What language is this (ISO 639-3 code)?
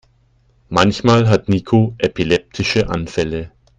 deu